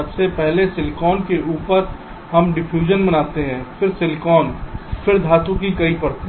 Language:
Hindi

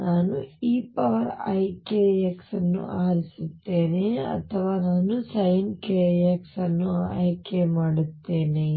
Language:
Kannada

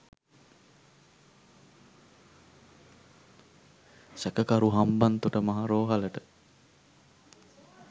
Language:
Sinhala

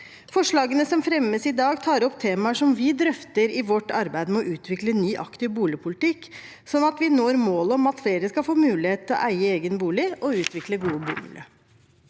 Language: Norwegian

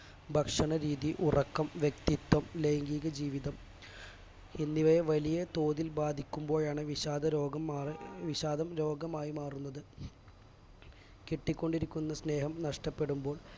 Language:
Malayalam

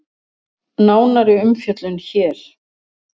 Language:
Icelandic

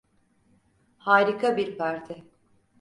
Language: Turkish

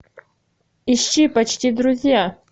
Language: Russian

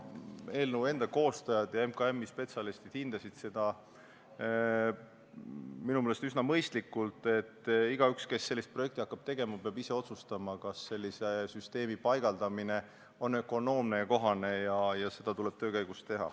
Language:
Estonian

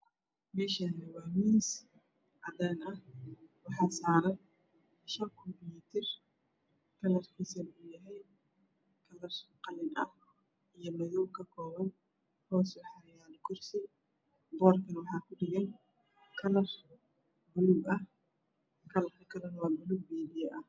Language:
Somali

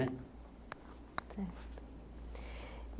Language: Portuguese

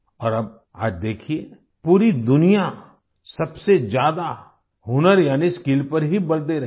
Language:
Hindi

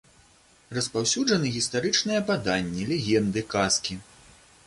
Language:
Belarusian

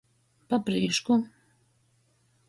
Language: Latgalian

